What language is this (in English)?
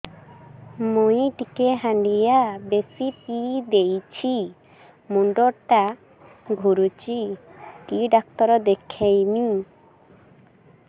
Odia